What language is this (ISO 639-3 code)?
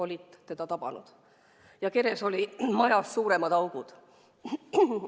est